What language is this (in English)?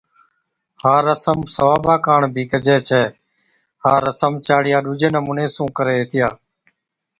Od